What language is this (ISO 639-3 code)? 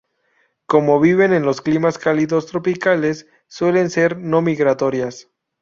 spa